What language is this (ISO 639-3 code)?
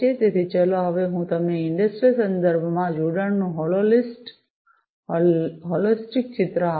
guj